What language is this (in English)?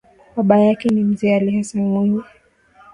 Swahili